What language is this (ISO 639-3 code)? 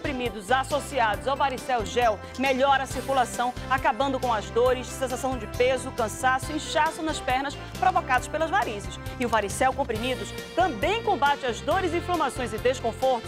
por